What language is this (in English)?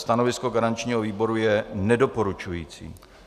Czech